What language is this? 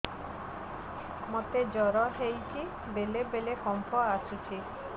Odia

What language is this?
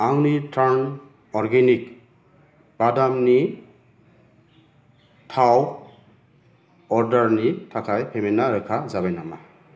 Bodo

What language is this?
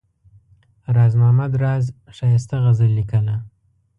Pashto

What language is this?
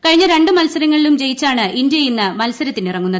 Malayalam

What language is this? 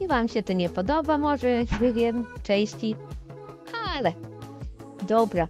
Polish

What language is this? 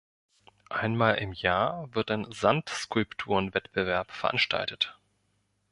German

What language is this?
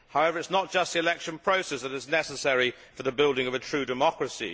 English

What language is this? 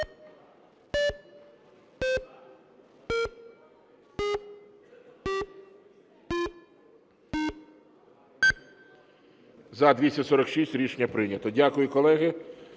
Ukrainian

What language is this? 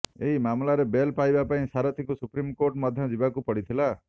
Odia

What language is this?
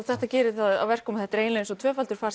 Icelandic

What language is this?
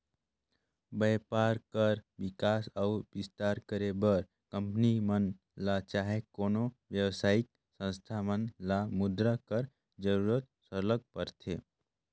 Chhattisgarhi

